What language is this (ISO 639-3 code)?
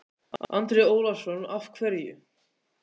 isl